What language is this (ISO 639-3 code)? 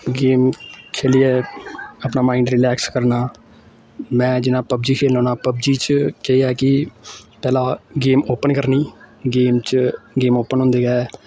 doi